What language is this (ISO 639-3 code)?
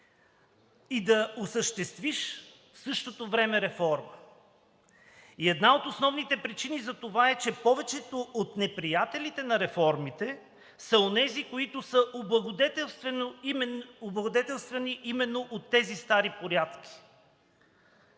bul